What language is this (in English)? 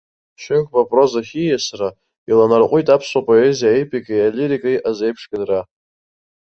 Abkhazian